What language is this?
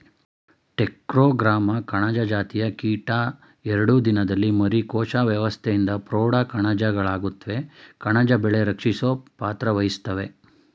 Kannada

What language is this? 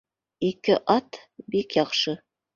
Bashkir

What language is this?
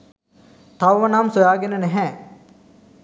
Sinhala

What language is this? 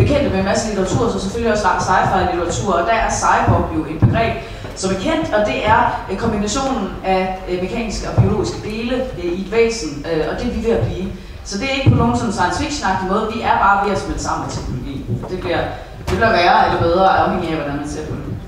Danish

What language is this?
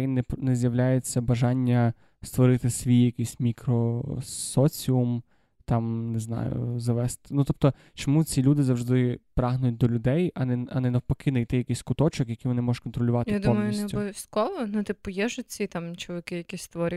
Ukrainian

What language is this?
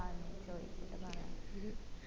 Malayalam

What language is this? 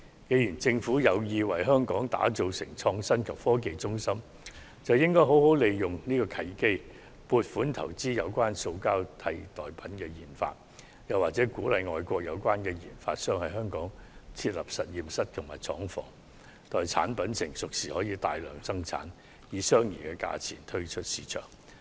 Cantonese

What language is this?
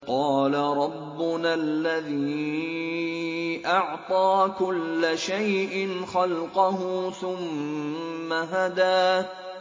Arabic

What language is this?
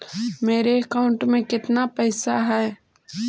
Magahi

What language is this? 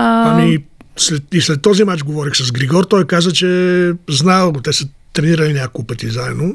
Bulgarian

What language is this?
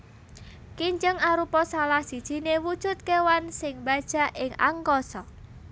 Javanese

